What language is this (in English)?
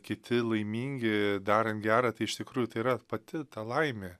Lithuanian